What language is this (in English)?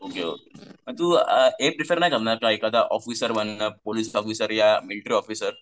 Marathi